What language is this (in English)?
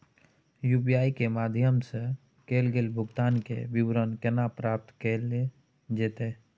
Maithili